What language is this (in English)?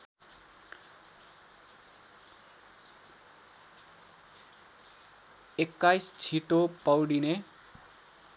Nepali